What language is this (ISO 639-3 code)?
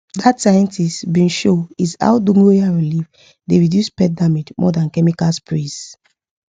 pcm